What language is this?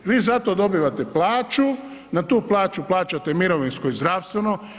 Croatian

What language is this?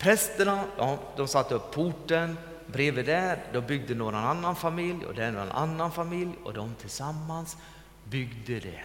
Swedish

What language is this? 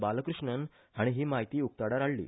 Konkani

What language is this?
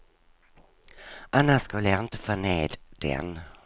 Swedish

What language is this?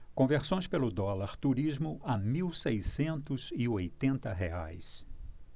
Portuguese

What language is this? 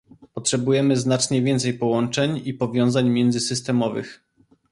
Polish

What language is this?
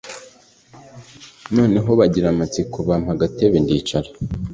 Kinyarwanda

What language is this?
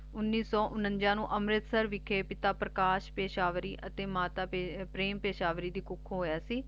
Punjabi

